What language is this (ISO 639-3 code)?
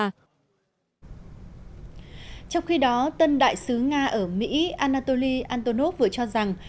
vie